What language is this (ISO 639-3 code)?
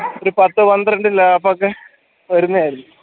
mal